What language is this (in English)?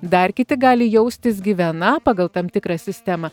Lithuanian